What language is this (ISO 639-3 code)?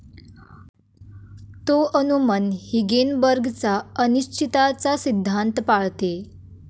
mar